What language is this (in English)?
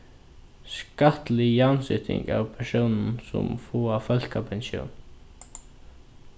Faroese